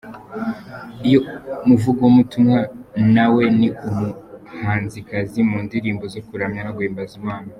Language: Kinyarwanda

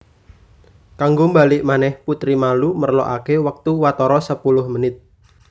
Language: Javanese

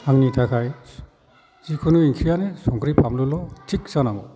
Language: Bodo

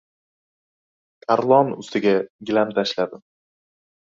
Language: Uzbek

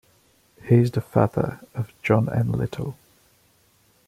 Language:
English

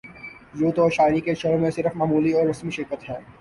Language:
Urdu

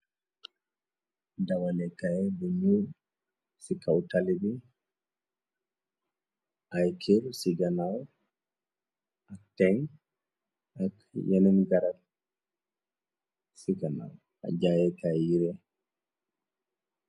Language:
Wolof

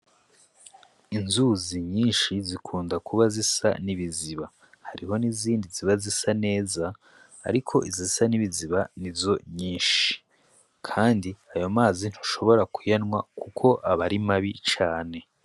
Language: Rundi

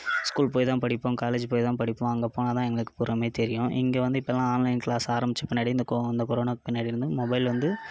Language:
Tamil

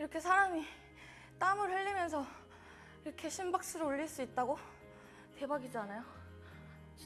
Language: Korean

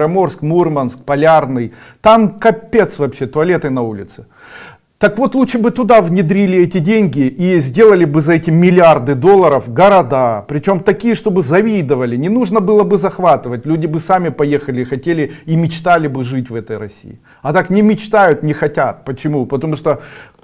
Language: Russian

